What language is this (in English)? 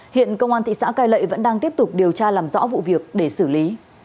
Vietnamese